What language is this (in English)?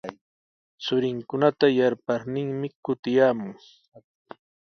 Sihuas Ancash Quechua